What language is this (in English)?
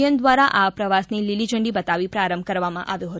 Gujarati